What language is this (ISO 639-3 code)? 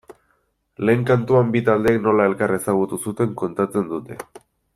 eus